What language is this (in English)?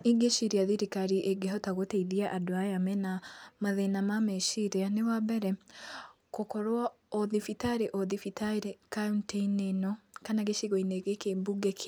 Kikuyu